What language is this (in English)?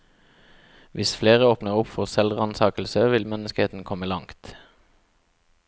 Norwegian